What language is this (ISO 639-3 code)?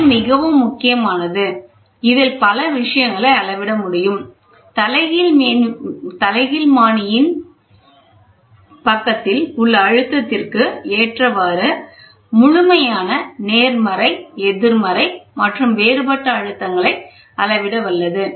tam